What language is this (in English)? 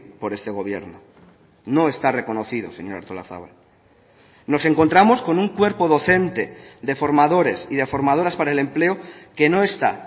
Spanish